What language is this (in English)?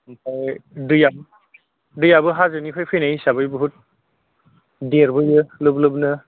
Bodo